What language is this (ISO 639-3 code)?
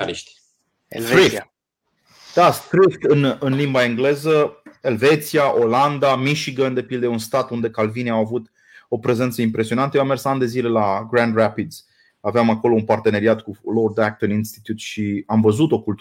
ron